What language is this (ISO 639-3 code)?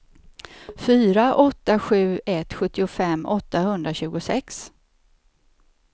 swe